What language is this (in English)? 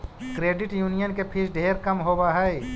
Magahi